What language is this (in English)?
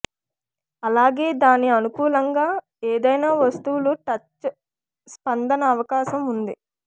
Telugu